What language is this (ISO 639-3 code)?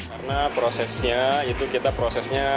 ind